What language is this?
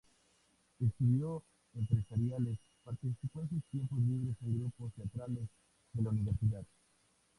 Spanish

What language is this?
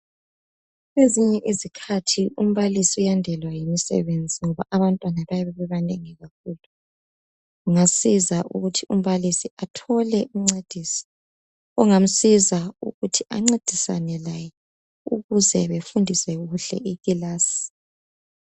North Ndebele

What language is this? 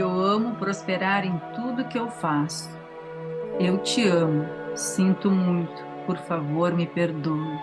Portuguese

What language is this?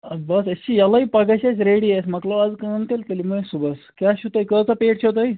Kashmiri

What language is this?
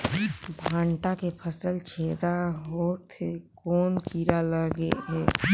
Chhattisgarhi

